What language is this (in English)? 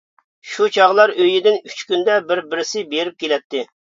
Uyghur